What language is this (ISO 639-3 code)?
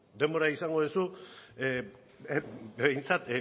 eus